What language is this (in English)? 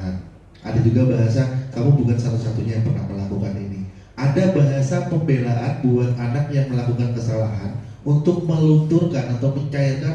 Indonesian